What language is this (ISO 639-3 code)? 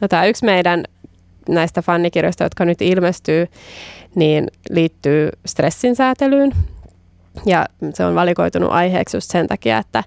fin